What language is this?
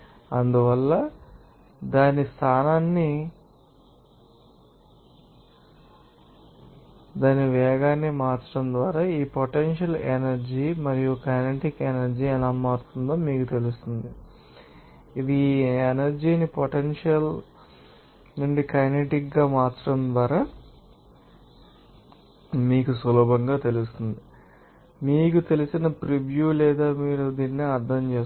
Telugu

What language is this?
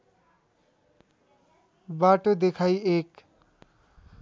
Nepali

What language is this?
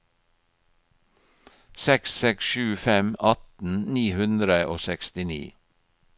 Norwegian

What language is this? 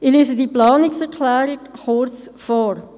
Swiss German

